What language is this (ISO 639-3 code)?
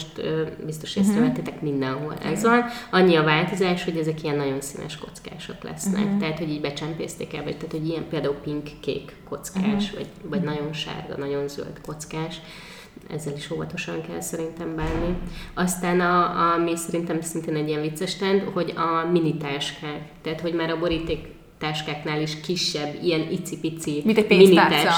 hun